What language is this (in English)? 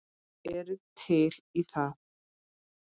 Icelandic